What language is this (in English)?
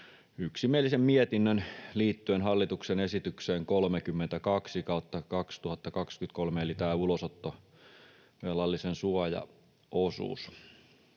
Finnish